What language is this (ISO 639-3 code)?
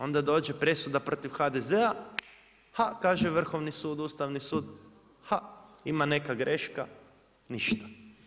hrv